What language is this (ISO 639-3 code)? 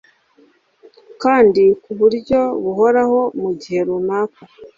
kin